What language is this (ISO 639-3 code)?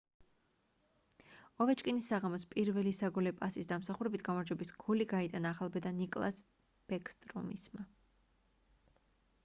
kat